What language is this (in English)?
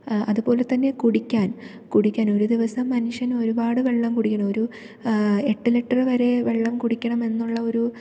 Malayalam